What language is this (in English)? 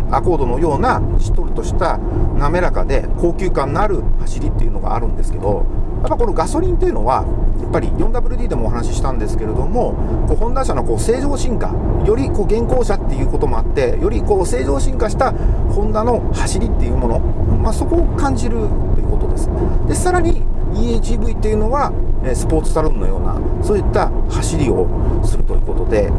Japanese